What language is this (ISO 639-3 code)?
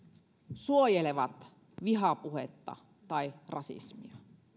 fin